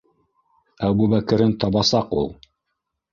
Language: Bashkir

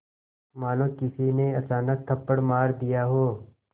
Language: Hindi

